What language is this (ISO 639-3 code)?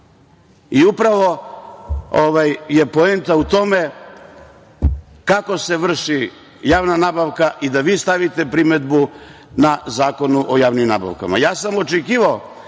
srp